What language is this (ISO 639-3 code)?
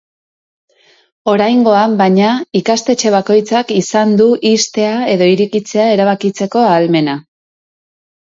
eus